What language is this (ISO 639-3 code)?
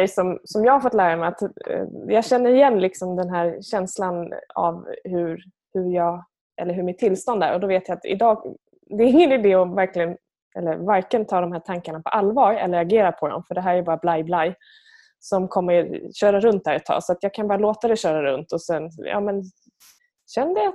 swe